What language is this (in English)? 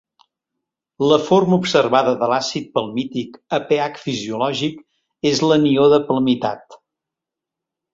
Catalan